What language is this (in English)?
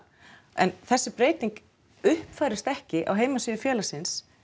Icelandic